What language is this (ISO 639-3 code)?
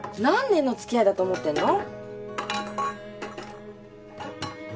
jpn